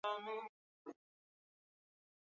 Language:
Swahili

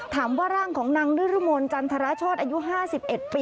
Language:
Thai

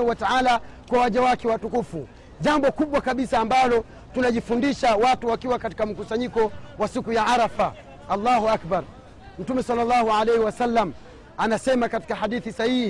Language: Swahili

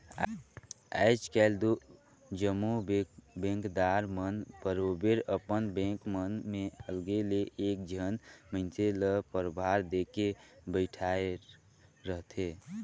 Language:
Chhattisgarhi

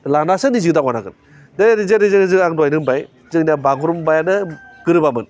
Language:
Bodo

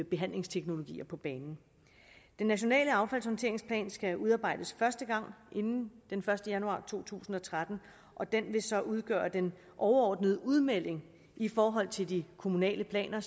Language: Danish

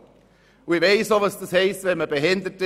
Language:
Swiss German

